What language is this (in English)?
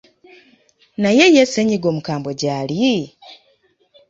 Ganda